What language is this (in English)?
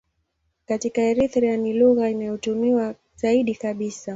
Swahili